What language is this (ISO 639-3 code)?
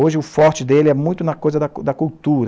por